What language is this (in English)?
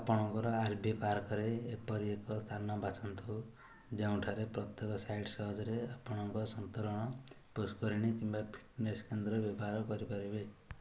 Odia